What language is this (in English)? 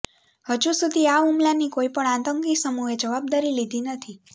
Gujarati